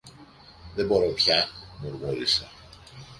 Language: Greek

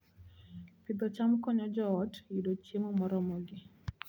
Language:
Luo (Kenya and Tanzania)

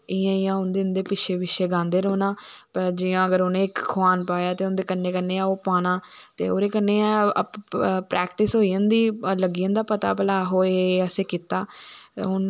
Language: Dogri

